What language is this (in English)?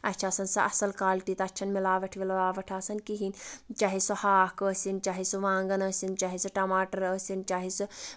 Kashmiri